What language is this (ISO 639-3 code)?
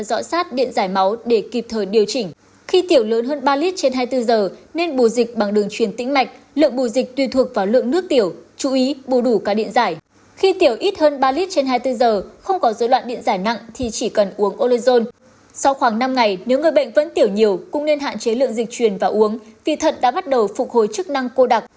vie